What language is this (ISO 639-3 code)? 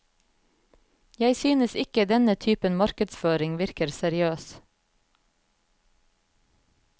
nor